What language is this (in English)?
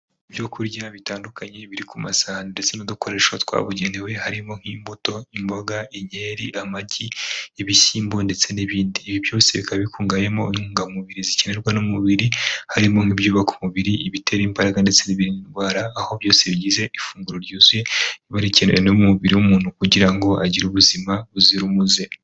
Kinyarwanda